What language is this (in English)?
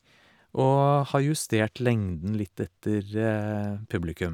Norwegian